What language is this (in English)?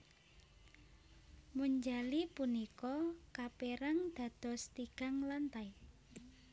Javanese